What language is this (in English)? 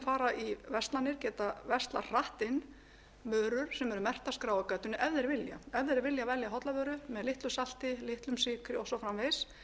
Icelandic